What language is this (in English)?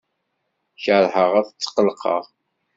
Kabyle